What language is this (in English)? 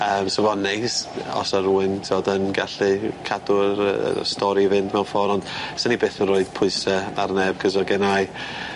Welsh